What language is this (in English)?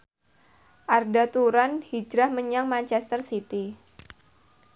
Javanese